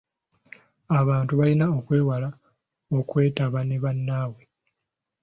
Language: Ganda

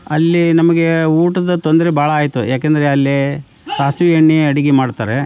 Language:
Kannada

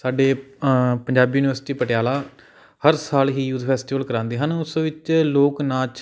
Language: Punjabi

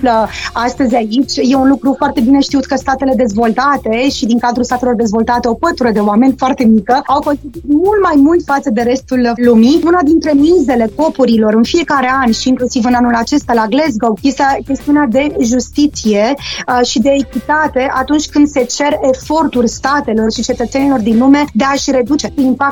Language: Romanian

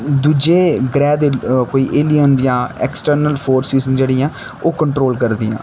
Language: Dogri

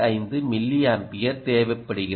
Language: Tamil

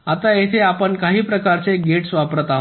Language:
Marathi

